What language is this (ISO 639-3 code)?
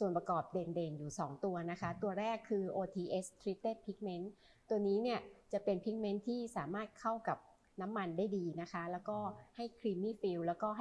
tha